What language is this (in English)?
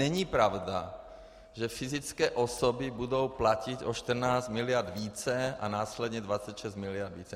Czech